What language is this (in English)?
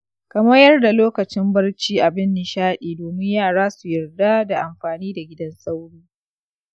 Hausa